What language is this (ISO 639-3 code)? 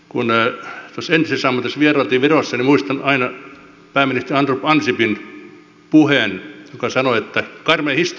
fin